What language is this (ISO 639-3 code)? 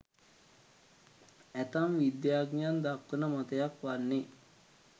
sin